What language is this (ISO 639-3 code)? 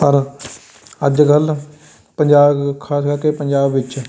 pan